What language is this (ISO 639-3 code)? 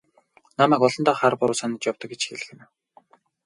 mon